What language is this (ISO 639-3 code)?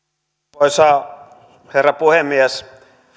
fin